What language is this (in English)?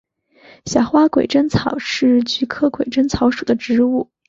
Chinese